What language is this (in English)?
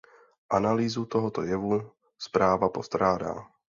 Czech